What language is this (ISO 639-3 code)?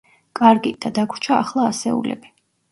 kat